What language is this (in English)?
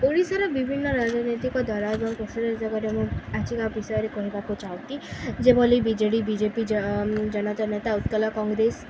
Odia